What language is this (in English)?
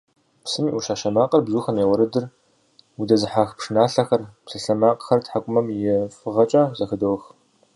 Kabardian